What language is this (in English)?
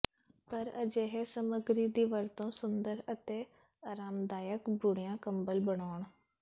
Punjabi